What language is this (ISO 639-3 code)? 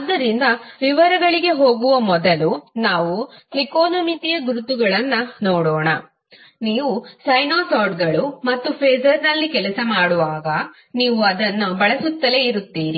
kan